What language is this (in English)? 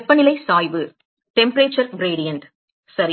Tamil